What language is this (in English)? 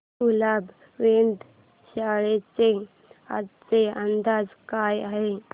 Marathi